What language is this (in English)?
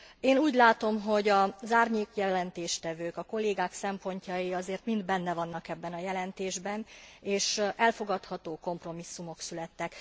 Hungarian